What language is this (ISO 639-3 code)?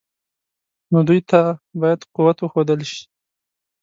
pus